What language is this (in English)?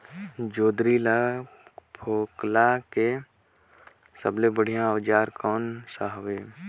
Chhattisgarhi